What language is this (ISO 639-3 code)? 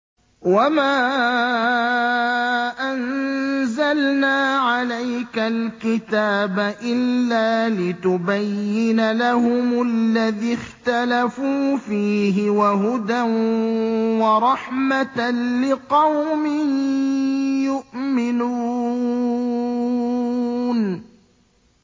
ara